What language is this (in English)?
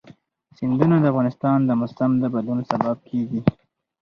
Pashto